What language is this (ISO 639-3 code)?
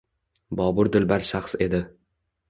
uzb